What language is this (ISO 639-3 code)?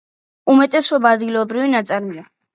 kat